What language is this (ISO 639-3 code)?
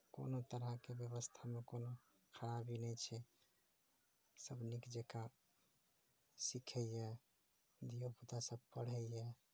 mai